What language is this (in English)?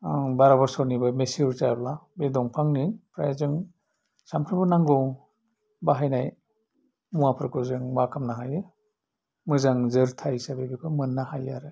Bodo